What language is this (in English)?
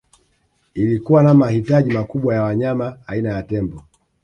Swahili